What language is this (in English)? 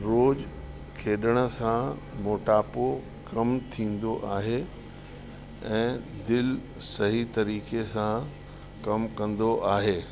Sindhi